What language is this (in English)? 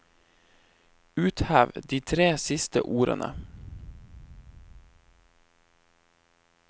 Norwegian